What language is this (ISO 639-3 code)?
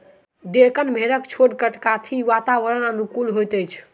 mai